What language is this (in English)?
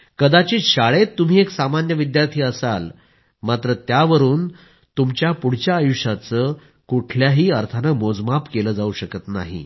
Marathi